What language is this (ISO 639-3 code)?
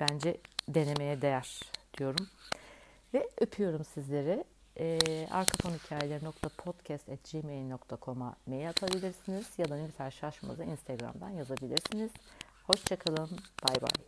tur